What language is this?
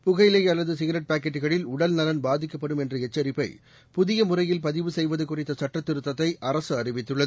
Tamil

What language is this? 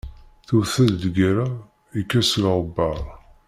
Kabyle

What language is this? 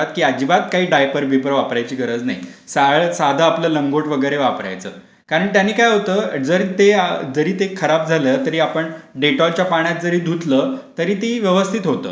Marathi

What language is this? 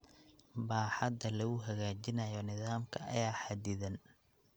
Somali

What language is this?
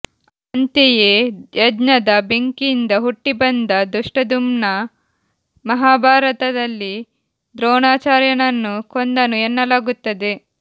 Kannada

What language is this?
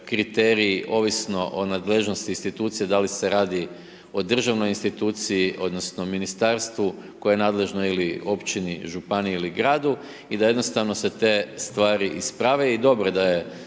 Croatian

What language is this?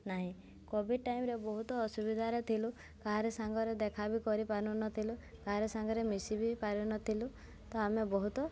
Odia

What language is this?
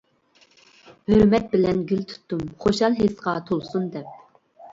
Uyghur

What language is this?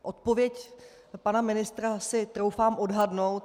Czech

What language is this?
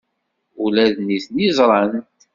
Kabyle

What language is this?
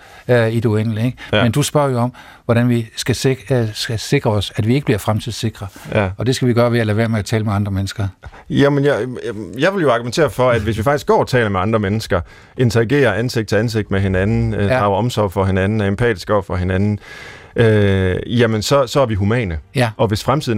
Danish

